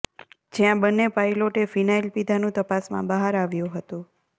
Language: Gujarati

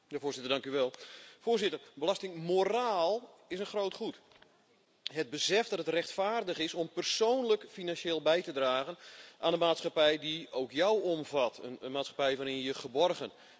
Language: Dutch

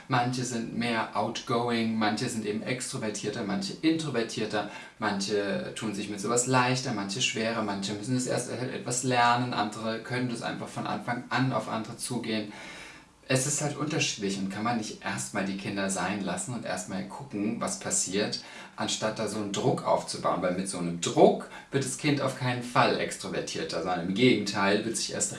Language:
German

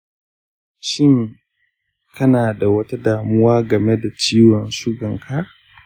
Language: Hausa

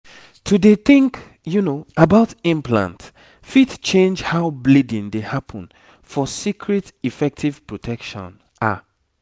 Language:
Nigerian Pidgin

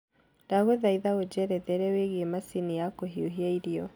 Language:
Kikuyu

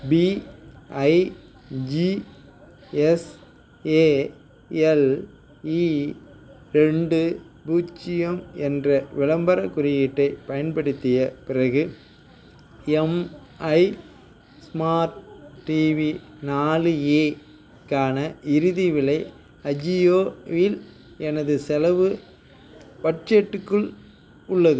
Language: Tamil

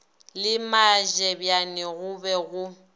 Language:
Northern Sotho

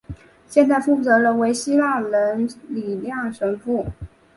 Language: Chinese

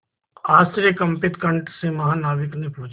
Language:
Hindi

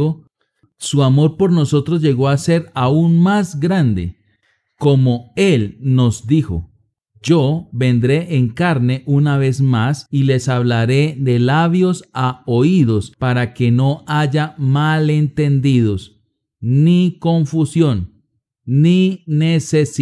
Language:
Spanish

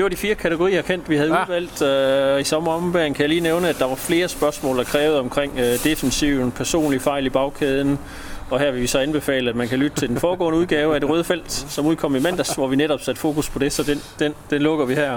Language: Danish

